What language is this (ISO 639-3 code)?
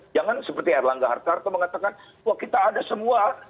ind